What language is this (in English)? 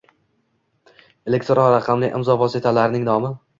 Uzbek